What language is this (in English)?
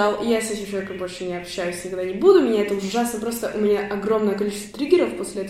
Russian